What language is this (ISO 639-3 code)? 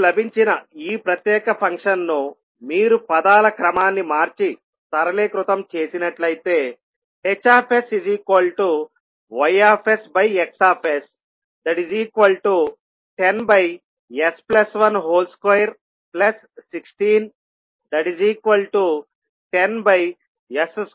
tel